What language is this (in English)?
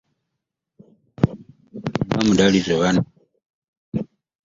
Ganda